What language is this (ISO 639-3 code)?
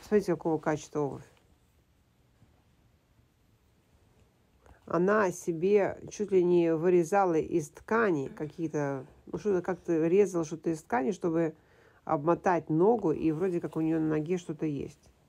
rus